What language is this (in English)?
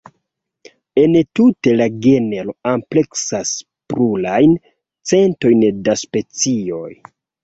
Esperanto